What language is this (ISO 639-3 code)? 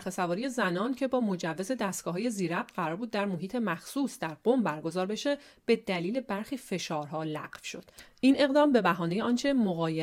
fas